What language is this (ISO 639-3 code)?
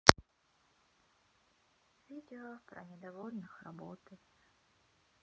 rus